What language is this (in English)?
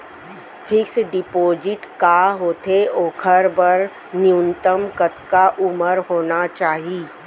Chhattisgarhi